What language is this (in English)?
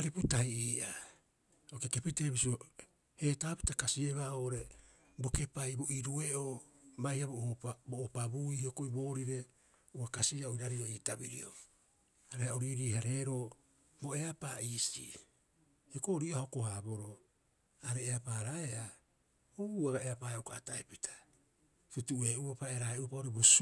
Rapoisi